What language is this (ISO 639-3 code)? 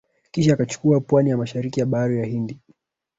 swa